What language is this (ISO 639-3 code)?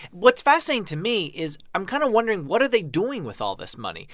eng